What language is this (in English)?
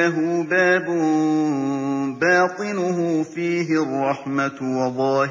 Arabic